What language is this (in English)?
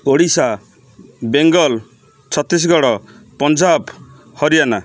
Odia